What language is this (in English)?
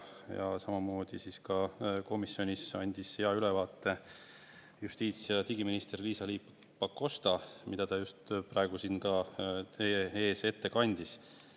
Estonian